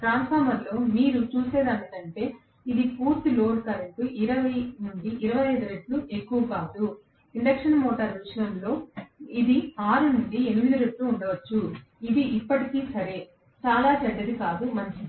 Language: Telugu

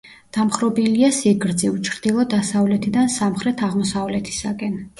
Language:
Georgian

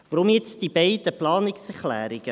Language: Swiss German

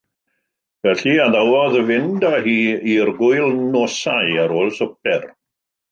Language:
Welsh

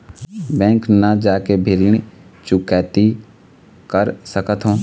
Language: Chhattisgarhi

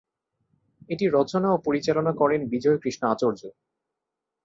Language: Bangla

